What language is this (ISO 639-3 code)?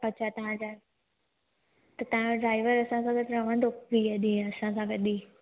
snd